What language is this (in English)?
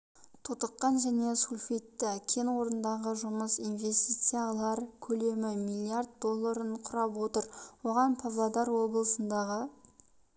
Kazakh